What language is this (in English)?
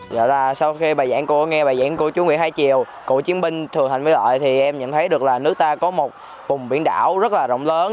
Vietnamese